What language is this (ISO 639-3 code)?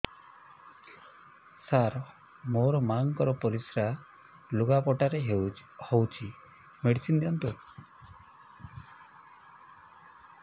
ori